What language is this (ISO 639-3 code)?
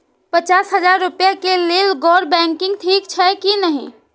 mai